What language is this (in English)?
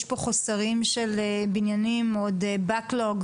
Hebrew